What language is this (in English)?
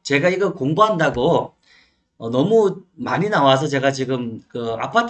Korean